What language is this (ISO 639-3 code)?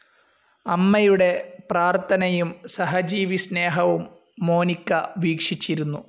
mal